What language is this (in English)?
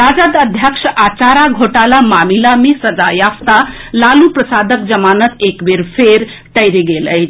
Maithili